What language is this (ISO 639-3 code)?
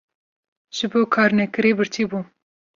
kur